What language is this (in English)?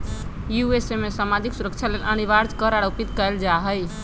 Magahi